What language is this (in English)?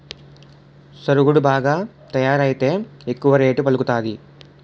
Telugu